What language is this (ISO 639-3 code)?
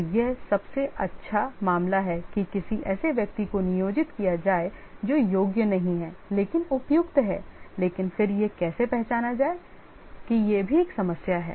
hin